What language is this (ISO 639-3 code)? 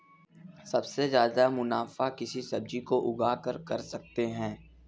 hin